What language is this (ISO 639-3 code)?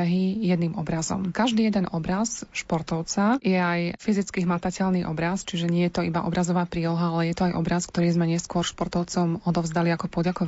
slk